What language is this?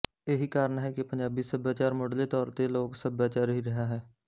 Punjabi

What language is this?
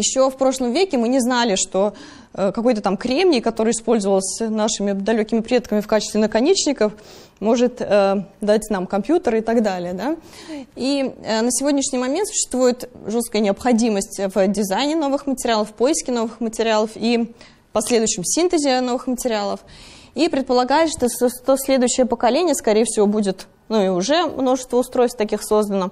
Russian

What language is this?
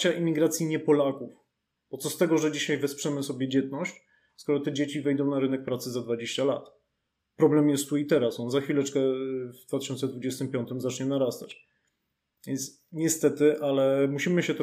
Polish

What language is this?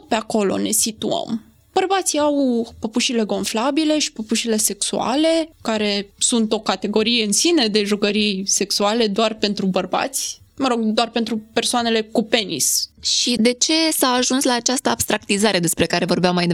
Romanian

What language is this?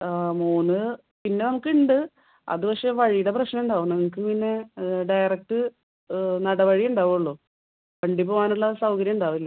Malayalam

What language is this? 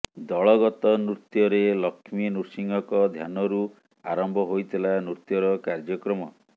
Odia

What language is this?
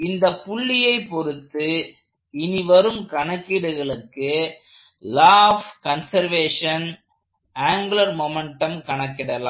Tamil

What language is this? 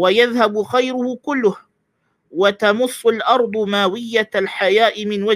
Malay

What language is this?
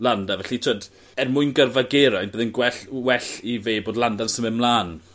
Welsh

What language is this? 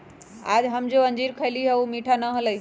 Magahi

